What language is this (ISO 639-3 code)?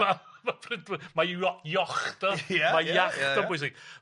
cym